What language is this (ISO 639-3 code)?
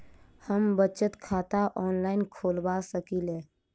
mai